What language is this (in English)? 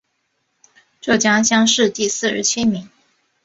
Chinese